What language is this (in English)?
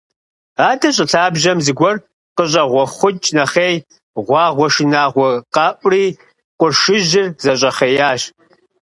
Kabardian